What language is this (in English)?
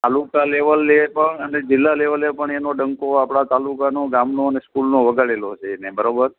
Gujarati